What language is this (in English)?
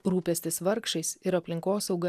Lithuanian